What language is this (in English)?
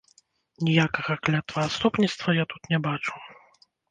Belarusian